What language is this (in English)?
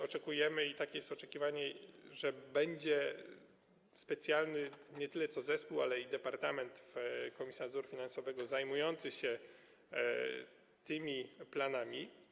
Polish